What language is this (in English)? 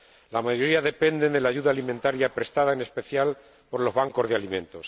Spanish